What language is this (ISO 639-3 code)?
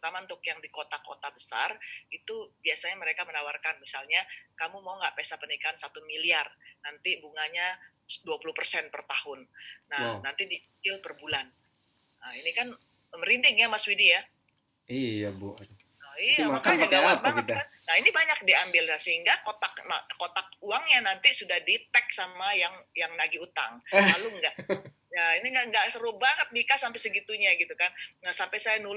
ind